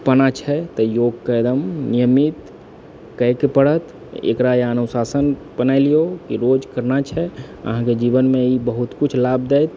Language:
Maithili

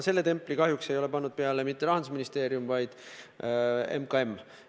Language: Estonian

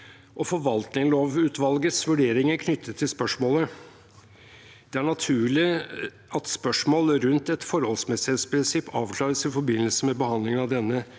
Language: Norwegian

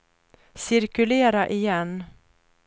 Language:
Swedish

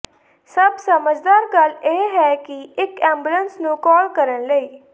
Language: Punjabi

